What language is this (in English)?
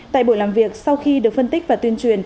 Vietnamese